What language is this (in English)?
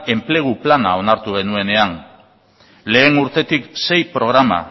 Basque